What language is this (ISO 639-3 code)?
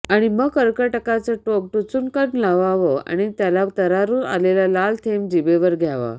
mar